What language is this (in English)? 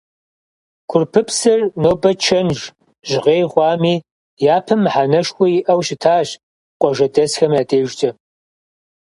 Kabardian